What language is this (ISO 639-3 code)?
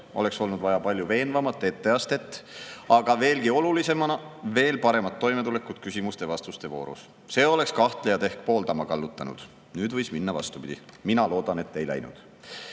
est